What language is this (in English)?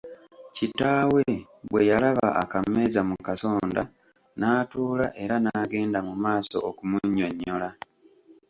Ganda